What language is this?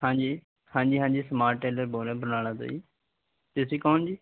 Punjabi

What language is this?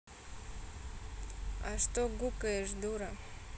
Russian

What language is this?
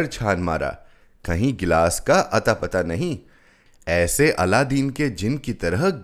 Hindi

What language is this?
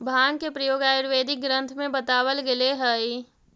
Magahi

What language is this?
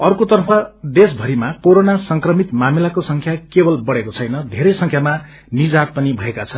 Nepali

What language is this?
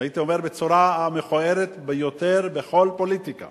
Hebrew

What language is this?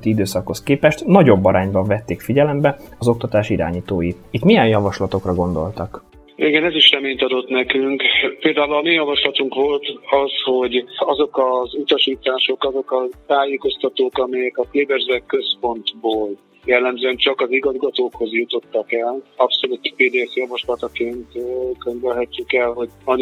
Hungarian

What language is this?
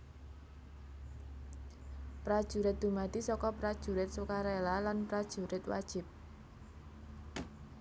Javanese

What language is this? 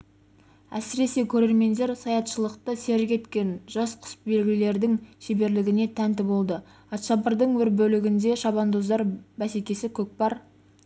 Kazakh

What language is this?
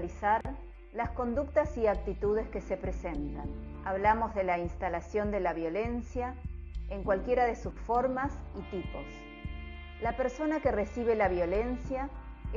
Spanish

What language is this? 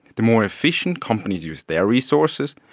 English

